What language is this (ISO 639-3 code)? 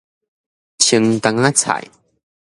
nan